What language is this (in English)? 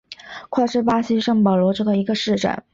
Chinese